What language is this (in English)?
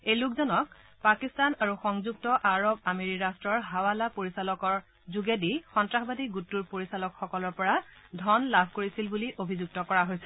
Assamese